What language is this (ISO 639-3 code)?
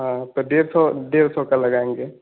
hin